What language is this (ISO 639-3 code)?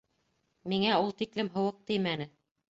bak